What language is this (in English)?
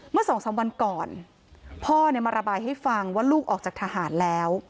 Thai